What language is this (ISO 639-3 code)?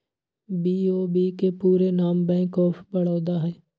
mag